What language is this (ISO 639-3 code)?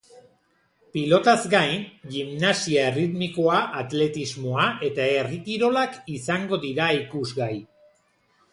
eus